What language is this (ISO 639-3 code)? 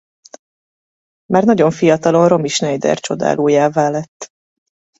hun